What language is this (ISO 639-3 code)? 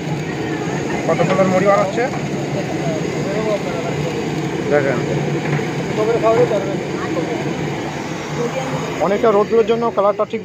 kor